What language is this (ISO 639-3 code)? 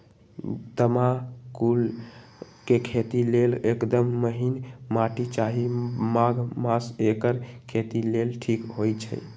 mag